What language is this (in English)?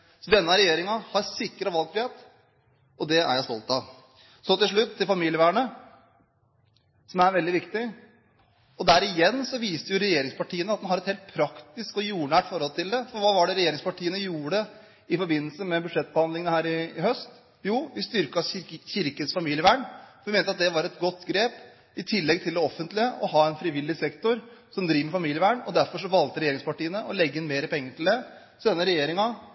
Norwegian Bokmål